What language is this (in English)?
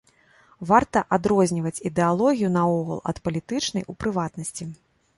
Belarusian